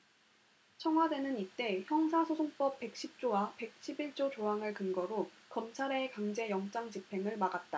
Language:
Korean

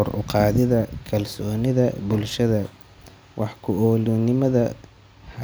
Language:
Somali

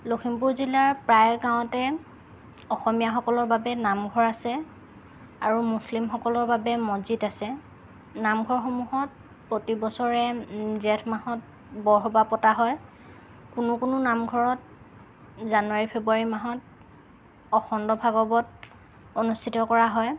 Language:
Assamese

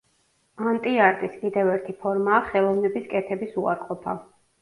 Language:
Georgian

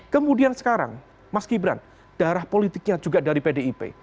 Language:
Indonesian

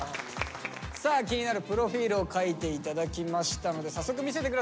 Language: Japanese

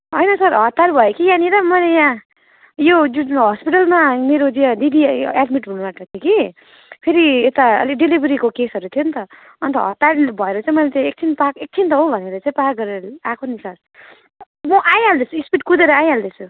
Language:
Nepali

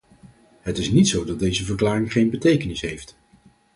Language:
Dutch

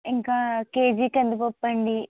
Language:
Telugu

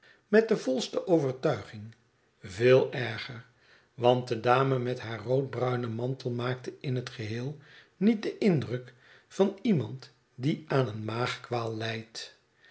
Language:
Dutch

